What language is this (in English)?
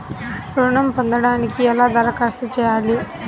Telugu